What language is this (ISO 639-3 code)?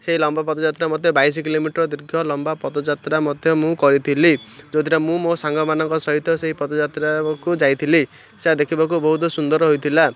ori